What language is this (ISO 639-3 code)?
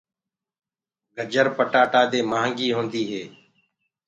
ggg